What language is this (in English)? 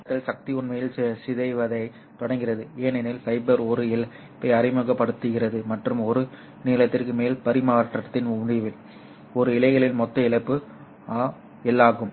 Tamil